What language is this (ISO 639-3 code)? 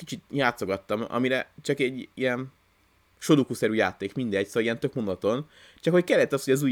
hun